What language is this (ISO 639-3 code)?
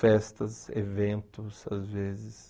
por